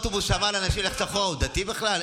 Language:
Hebrew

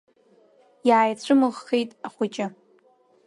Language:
Abkhazian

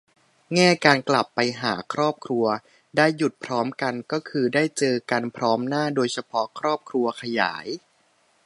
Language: Thai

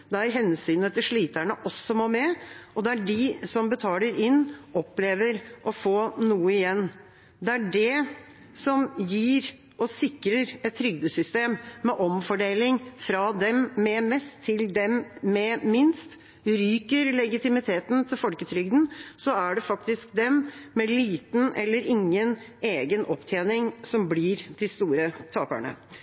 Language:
Norwegian Bokmål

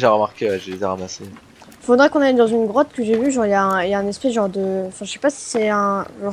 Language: French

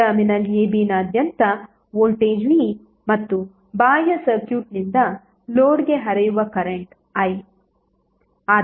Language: Kannada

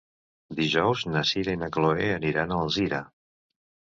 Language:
Catalan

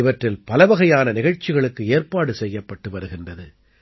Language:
Tamil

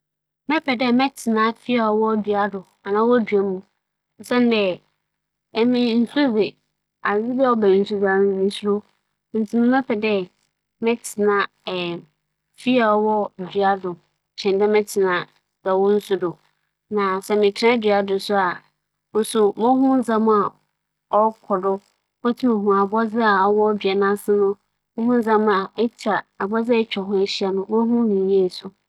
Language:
Akan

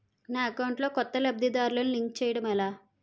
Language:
Telugu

